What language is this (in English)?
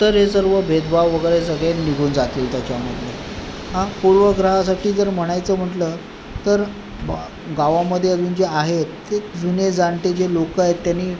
Marathi